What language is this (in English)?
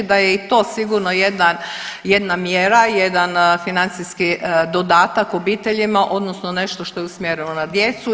Croatian